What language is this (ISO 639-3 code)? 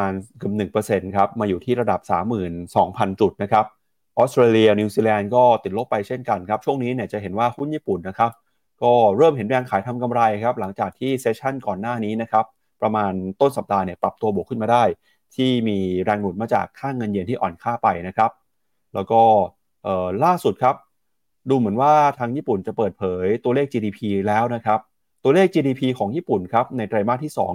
tha